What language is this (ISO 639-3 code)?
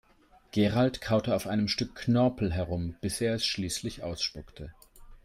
deu